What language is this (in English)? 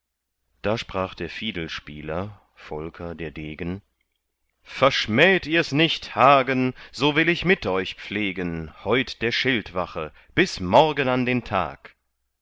German